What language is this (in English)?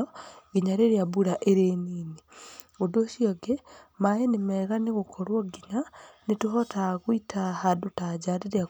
Kikuyu